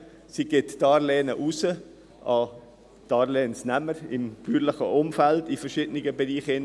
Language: Swiss German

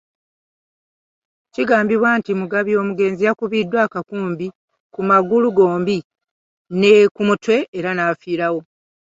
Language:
Ganda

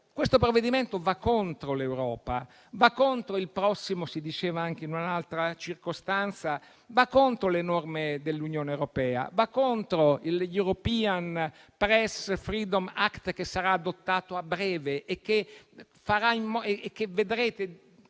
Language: Italian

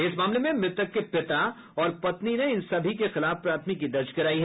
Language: Hindi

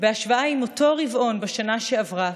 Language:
Hebrew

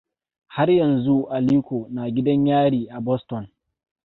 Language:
Hausa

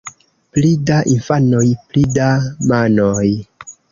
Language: Esperanto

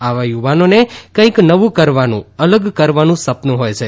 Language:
Gujarati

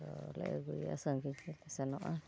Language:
Santali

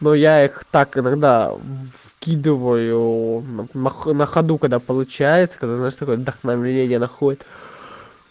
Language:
Russian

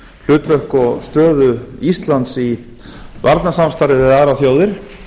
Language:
Icelandic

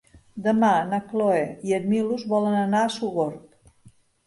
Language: Catalan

